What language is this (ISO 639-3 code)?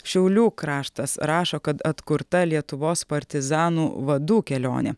lit